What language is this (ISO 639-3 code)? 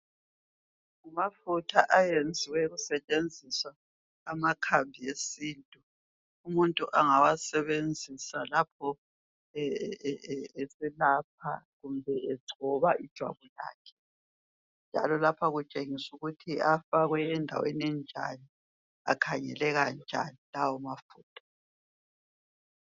nde